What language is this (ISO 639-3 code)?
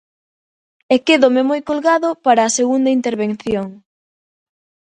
glg